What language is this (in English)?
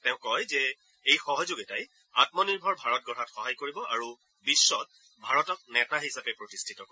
Assamese